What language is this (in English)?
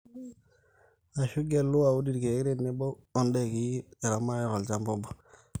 Masai